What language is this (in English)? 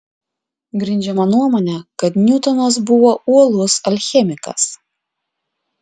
Lithuanian